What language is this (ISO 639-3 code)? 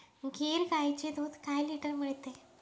mar